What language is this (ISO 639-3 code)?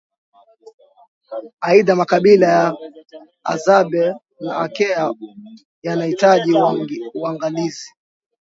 swa